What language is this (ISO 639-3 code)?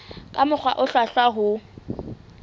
sot